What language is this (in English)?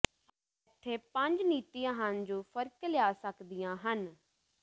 Punjabi